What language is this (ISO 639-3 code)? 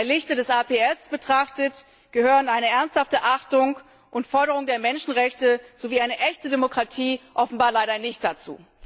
deu